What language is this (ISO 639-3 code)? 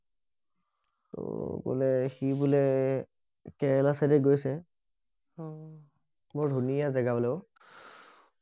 asm